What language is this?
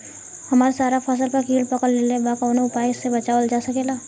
Bhojpuri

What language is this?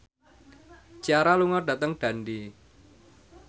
Javanese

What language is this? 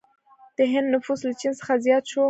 Pashto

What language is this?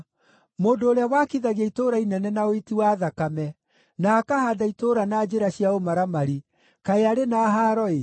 Kikuyu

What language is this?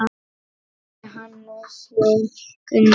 Icelandic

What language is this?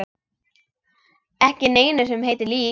Icelandic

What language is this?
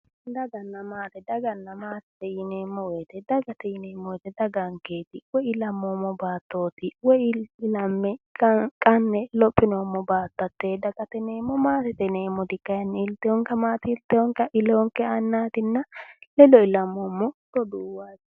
Sidamo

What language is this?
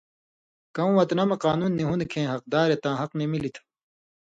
Indus Kohistani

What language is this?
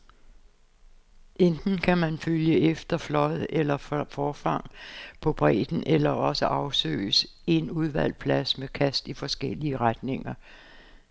Danish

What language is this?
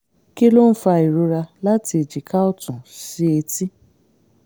Yoruba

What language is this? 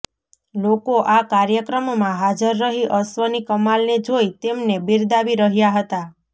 Gujarati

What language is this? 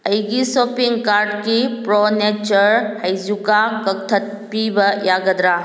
Manipuri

